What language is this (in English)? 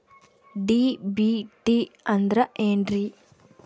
Kannada